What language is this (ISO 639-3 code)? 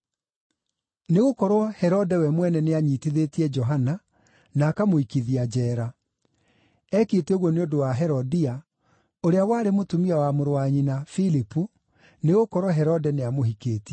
kik